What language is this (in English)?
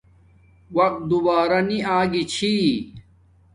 Domaaki